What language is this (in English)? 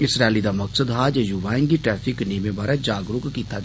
Dogri